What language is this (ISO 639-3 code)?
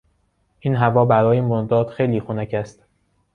fas